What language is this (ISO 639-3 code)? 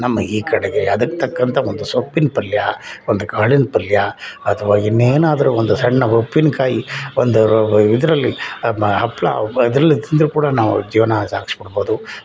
kan